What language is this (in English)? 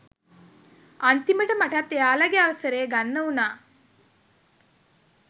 Sinhala